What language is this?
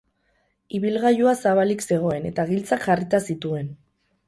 Basque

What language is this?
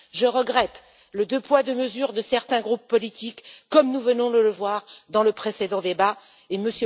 French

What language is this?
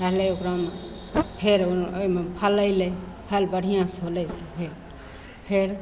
Maithili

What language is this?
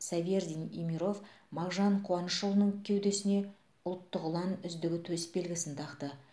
Kazakh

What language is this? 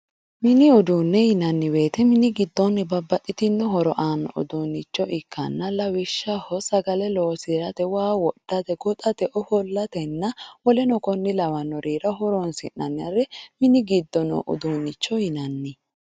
Sidamo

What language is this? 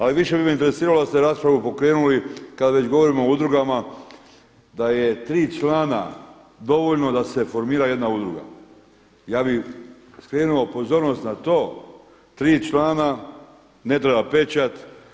Croatian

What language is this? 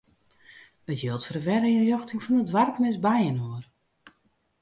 Western Frisian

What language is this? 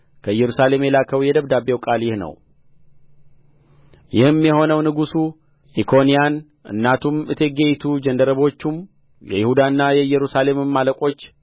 Amharic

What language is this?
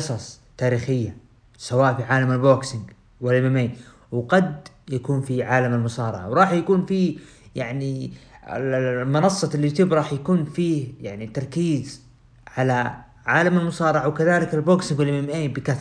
Arabic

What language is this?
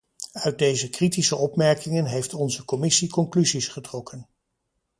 Dutch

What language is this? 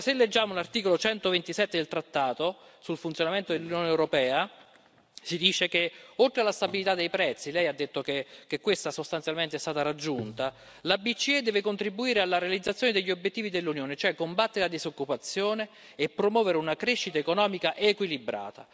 Italian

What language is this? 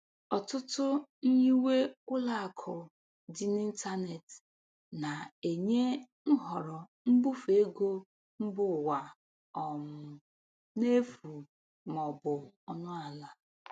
Igbo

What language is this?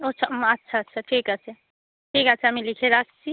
Bangla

